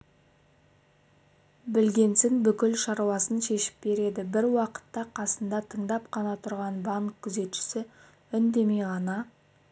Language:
Kazakh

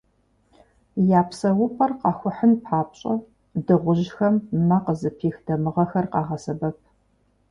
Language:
Kabardian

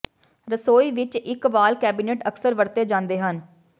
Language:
Punjabi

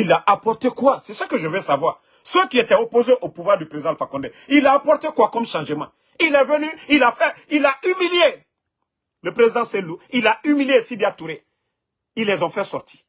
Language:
French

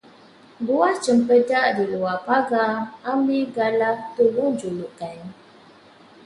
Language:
Malay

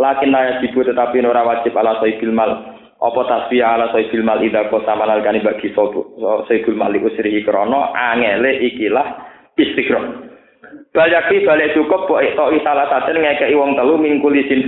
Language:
Indonesian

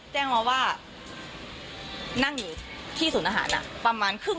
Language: Thai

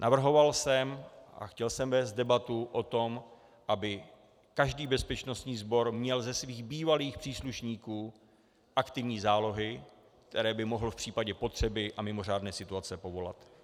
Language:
Czech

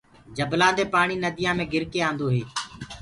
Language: Gurgula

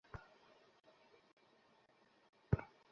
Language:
Bangla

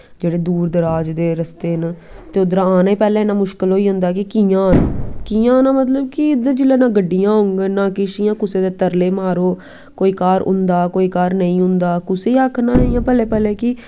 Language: Dogri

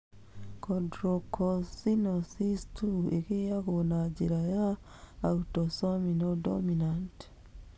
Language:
Kikuyu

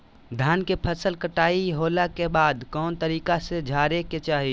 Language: Magahi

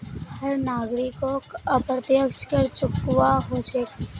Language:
Magahi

